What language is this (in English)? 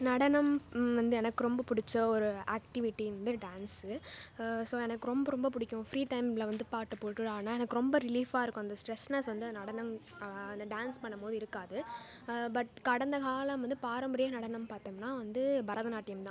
Tamil